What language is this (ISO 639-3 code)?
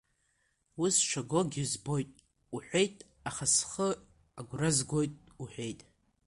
abk